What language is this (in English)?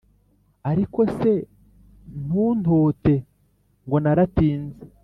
Kinyarwanda